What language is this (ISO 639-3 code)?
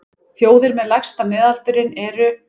isl